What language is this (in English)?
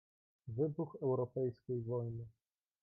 Polish